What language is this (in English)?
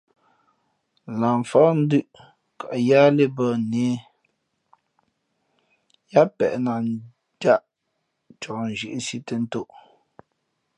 Fe'fe'